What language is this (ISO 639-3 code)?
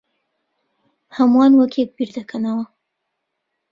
ckb